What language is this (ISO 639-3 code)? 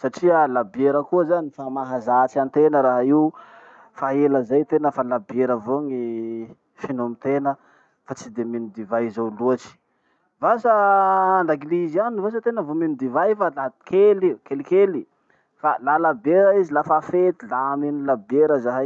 msh